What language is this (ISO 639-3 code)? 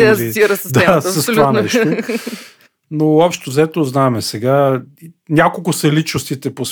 bul